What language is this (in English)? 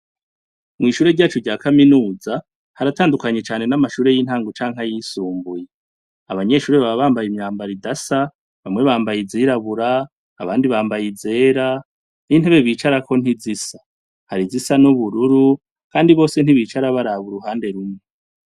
Rundi